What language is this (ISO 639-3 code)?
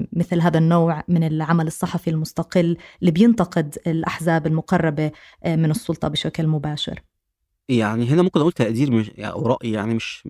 ara